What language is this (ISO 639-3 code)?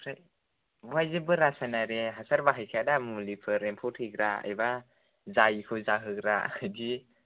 brx